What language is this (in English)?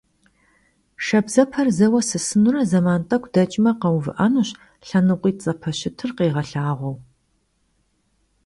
Kabardian